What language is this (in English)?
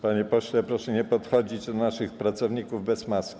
Polish